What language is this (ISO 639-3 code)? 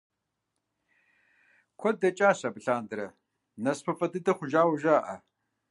kbd